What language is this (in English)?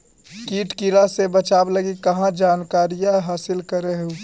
Magahi